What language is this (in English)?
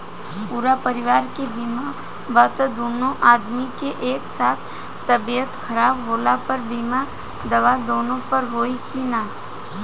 Bhojpuri